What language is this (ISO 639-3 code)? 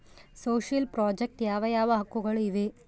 kan